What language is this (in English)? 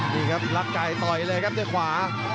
Thai